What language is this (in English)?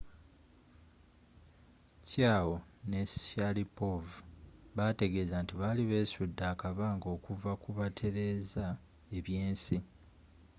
Ganda